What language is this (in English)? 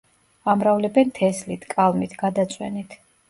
Georgian